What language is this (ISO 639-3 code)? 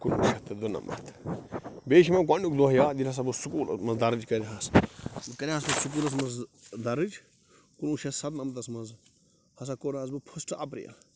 kas